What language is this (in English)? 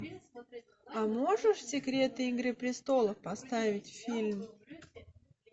Russian